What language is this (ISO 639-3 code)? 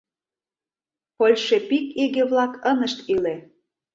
chm